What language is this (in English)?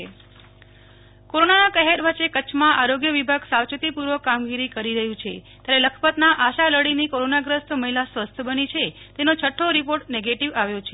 Gujarati